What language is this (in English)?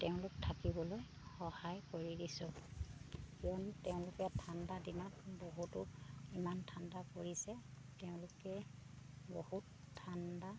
Assamese